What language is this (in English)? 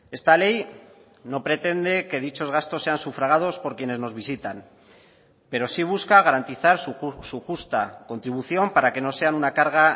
Spanish